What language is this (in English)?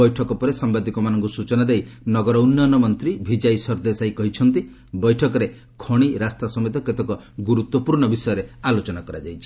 Odia